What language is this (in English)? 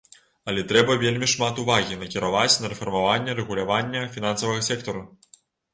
Belarusian